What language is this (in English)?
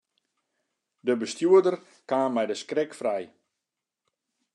Western Frisian